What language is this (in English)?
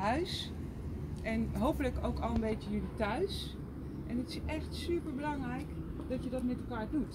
Dutch